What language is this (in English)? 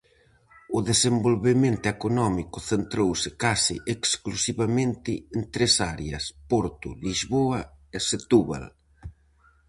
Galician